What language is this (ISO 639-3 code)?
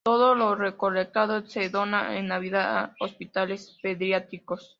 spa